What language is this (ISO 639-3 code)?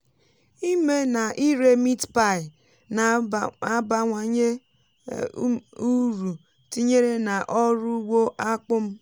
ibo